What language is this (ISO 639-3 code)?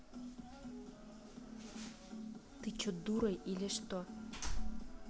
rus